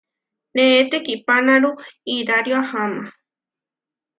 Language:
Huarijio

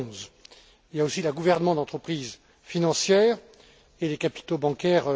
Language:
French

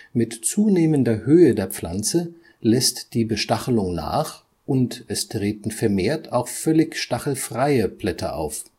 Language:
German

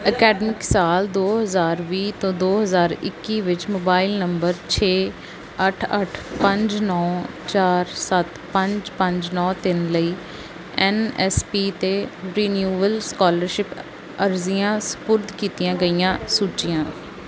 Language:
Punjabi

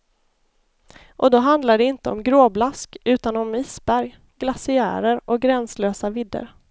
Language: Swedish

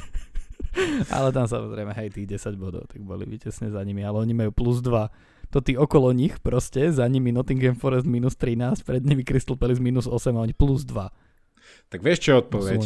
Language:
Slovak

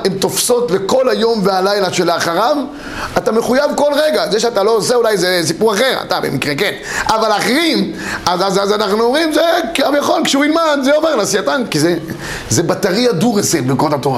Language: Hebrew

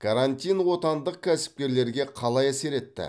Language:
Kazakh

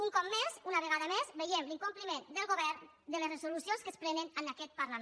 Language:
Catalan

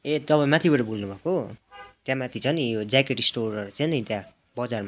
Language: Nepali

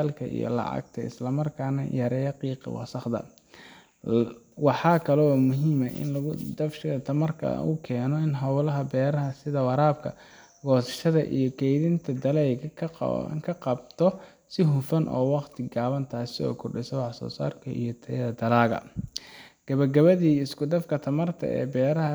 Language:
Somali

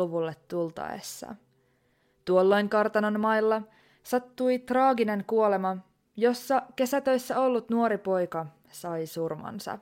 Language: Finnish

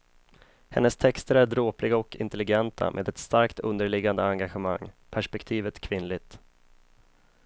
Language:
Swedish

